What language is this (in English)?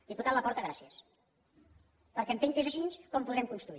Catalan